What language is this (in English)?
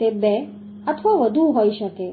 Gujarati